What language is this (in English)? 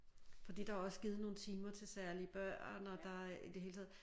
Danish